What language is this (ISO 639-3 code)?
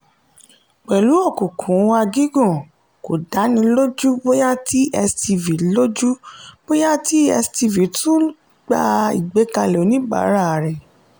yor